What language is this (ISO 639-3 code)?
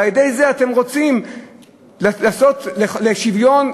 heb